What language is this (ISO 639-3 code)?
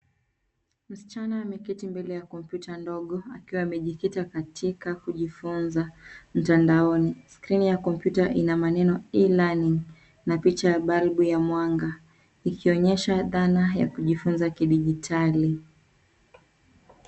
swa